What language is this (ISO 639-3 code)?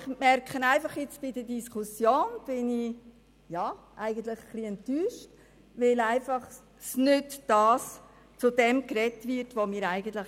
gsw